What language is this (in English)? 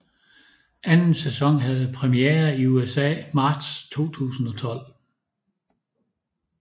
Danish